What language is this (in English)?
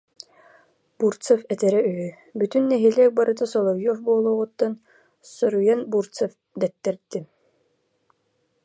Yakut